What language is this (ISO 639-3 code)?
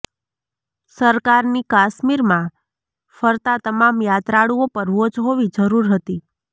guj